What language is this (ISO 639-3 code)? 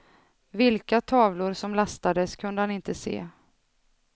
swe